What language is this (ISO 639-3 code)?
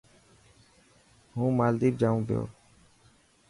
mki